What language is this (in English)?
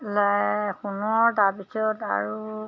Assamese